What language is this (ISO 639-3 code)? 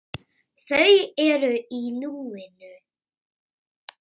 isl